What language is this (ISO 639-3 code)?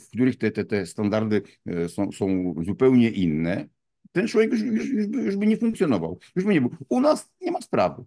pol